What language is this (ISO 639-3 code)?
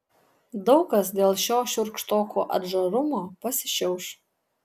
lit